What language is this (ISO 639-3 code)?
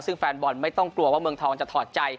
tha